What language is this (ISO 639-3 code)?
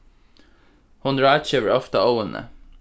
fao